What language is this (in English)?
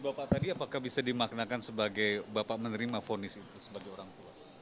Indonesian